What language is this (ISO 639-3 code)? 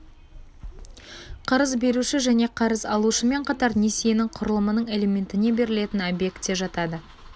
kaz